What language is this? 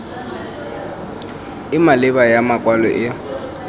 Tswana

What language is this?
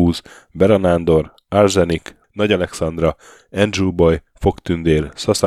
Hungarian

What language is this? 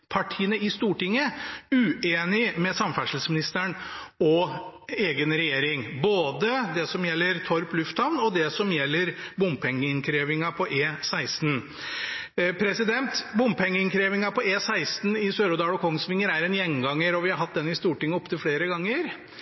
Norwegian Bokmål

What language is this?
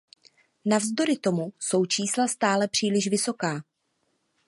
Czech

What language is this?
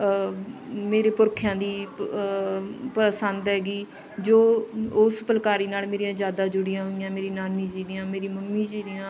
Punjabi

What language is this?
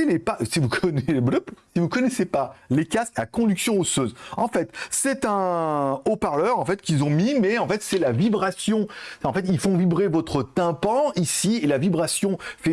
French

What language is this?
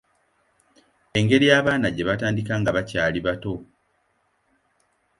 Ganda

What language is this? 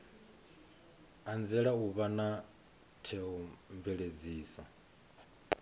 Venda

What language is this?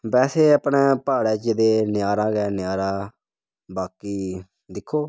Dogri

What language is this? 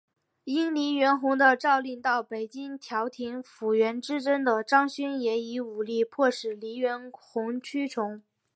Chinese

